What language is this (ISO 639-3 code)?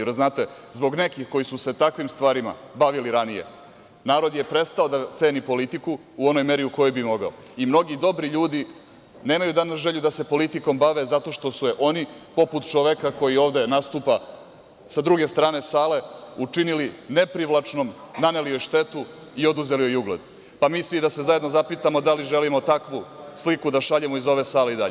srp